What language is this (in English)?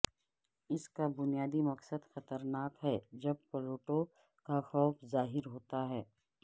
Urdu